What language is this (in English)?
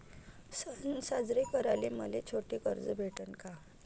Marathi